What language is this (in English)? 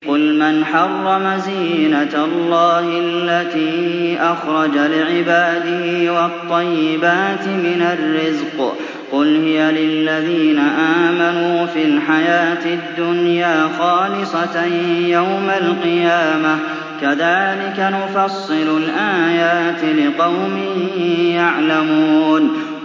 Arabic